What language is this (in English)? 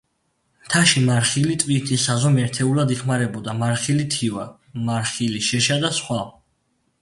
Georgian